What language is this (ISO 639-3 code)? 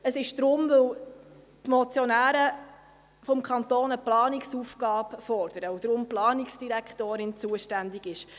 gsw